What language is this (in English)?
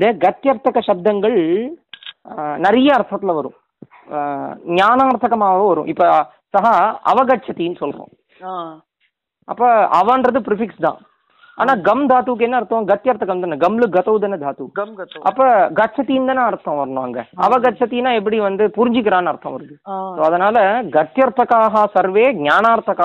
Tamil